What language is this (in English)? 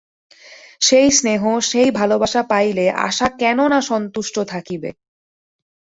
Bangla